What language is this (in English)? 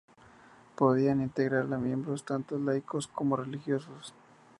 Spanish